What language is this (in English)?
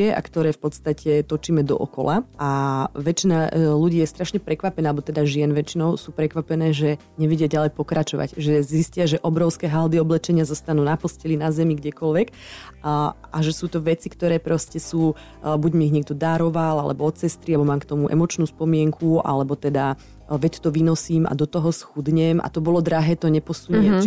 Slovak